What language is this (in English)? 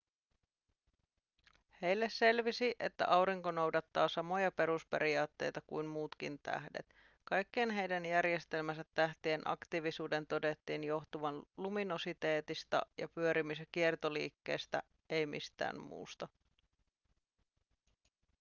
Finnish